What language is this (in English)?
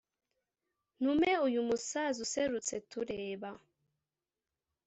Kinyarwanda